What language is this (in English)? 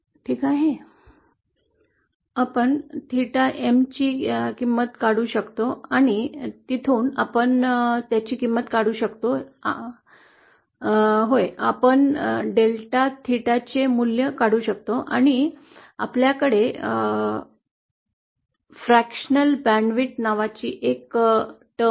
Marathi